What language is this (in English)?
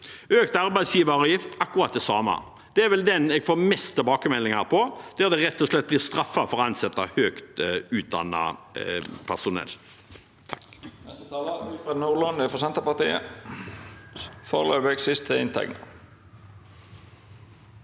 Norwegian